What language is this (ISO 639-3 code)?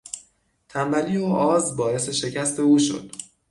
fas